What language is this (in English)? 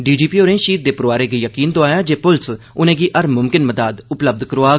Dogri